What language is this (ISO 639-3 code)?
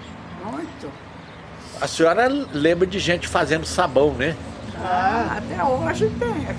por